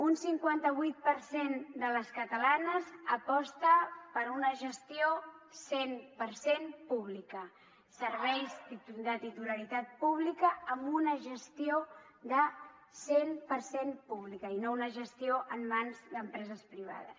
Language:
Catalan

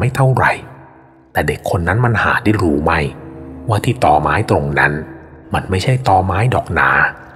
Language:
Thai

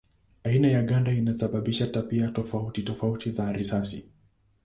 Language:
Swahili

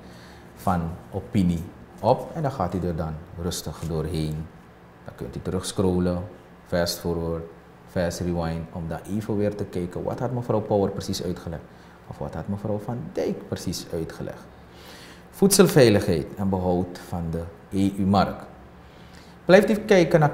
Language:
Dutch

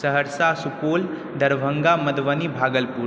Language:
Maithili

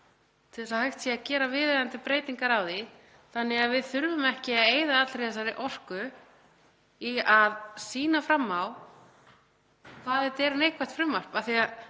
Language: Icelandic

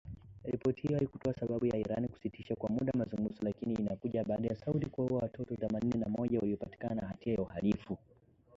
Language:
Swahili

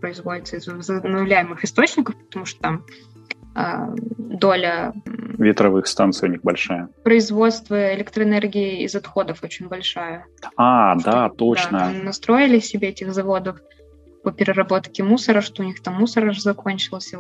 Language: Russian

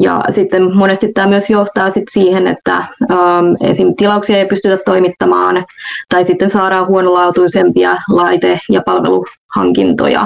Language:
Finnish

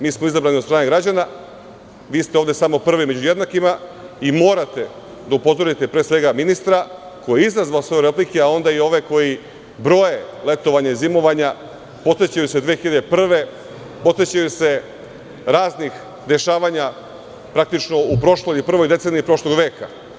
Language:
Serbian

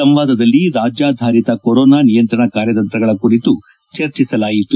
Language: Kannada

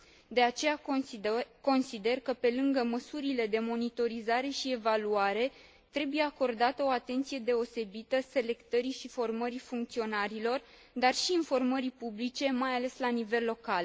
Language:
Romanian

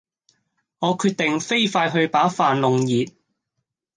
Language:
Cantonese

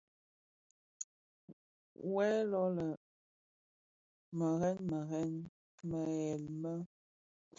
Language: Bafia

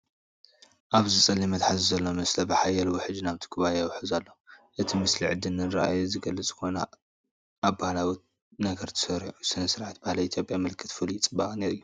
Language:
Tigrinya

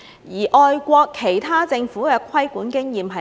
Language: Cantonese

